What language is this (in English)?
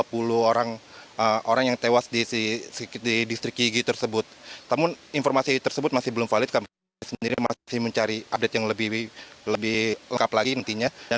Indonesian